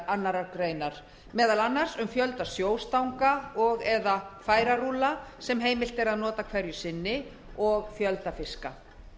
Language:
Icelandic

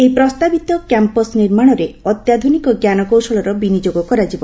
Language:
Odia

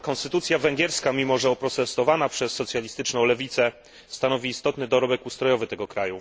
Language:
Polish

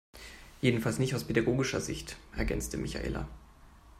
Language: German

